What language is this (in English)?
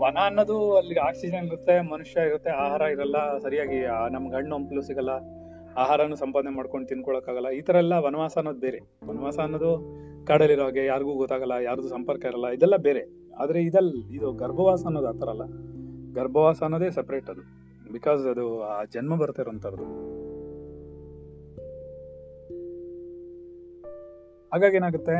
Kannada